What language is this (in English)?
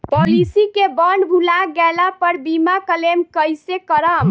Bhojpuri